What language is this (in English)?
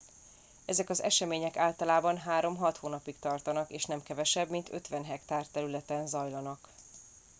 Hungarian